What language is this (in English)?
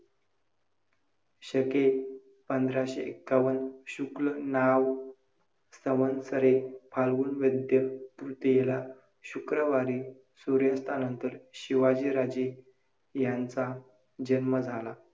Marathi